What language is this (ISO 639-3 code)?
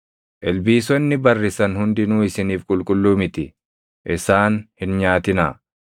orm